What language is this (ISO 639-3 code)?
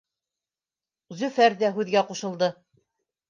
bak